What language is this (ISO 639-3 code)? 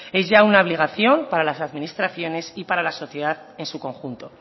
spa